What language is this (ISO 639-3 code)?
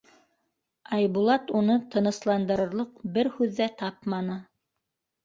bak